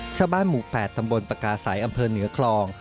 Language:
Thai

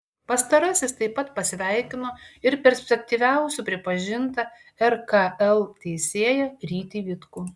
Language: Lithuanian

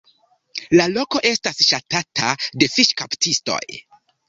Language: Esperanto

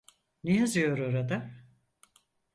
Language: Turkish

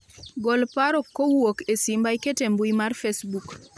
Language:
Luo (Kenya and Tanzania)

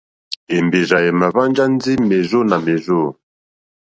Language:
Mokpwe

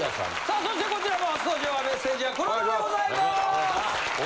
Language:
Japanese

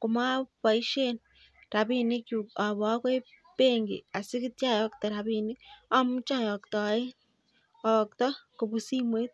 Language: Kalenjin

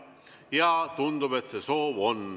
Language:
Estonian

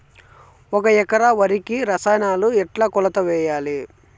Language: Telugu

